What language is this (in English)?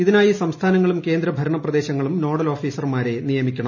Malayalam